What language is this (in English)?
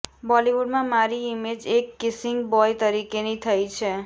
Gujarati